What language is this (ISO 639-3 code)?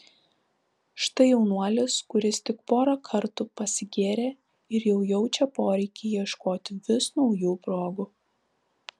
lit